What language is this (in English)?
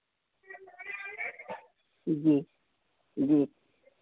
Hindi